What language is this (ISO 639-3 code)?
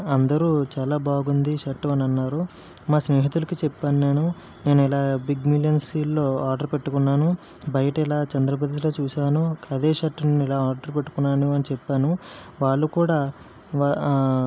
tel